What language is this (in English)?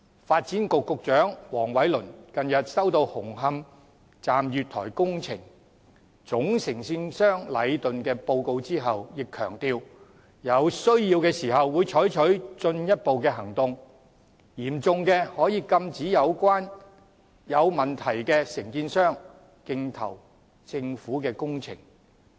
Cantonese